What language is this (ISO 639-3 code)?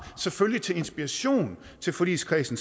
dan